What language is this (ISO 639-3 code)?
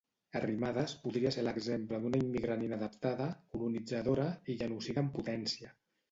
cat